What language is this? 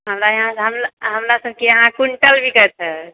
Maithili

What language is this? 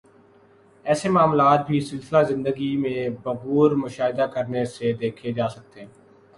Urdu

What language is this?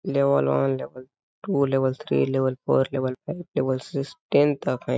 Hindi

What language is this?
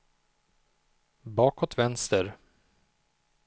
Swedish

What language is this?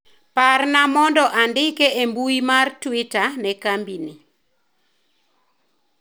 Luo (Kenya and Tanzania)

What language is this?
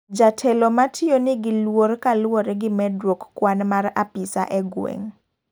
Luo (Kenya and Tanzania)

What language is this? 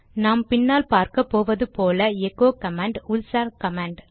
Tamil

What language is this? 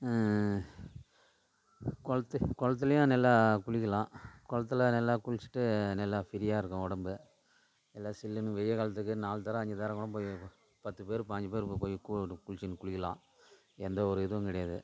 Tamil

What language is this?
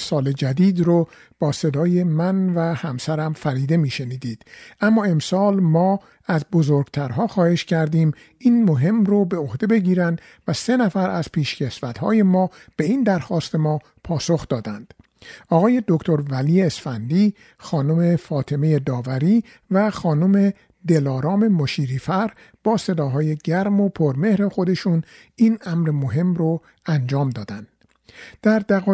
Persian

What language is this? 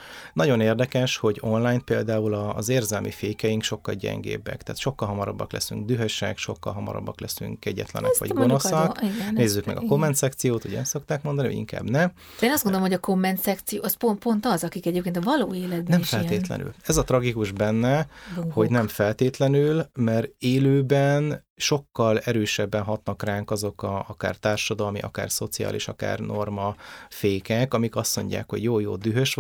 Hungarian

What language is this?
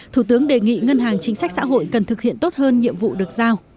Vietnamese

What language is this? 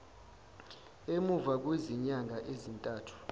Zulu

